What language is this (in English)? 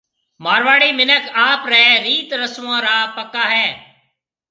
Marwari (Pakistan)